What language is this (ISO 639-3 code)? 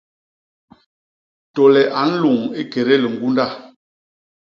bas